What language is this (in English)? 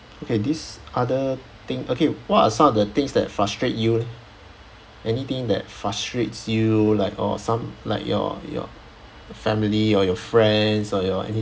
English